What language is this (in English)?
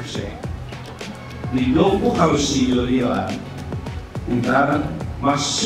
Indonesian